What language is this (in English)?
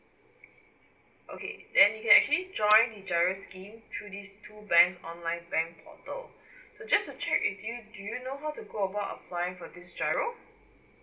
English